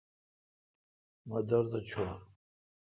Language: Kalkoti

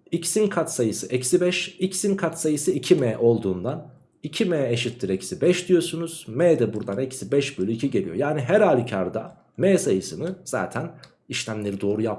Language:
Turkish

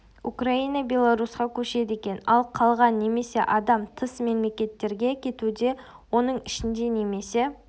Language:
Kazakh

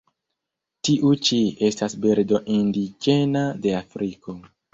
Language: Esperanto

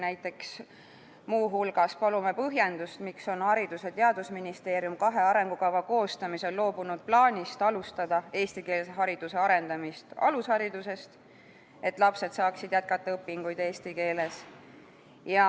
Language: Estonian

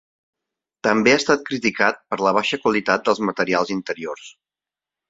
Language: Catalan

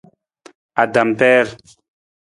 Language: Nawdm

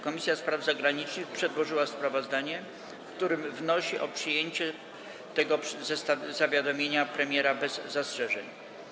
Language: Polish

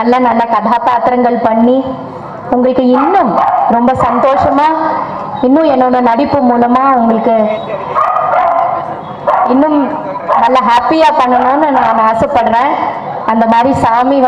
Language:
Arabic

